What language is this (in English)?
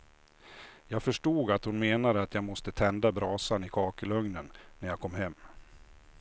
Swedish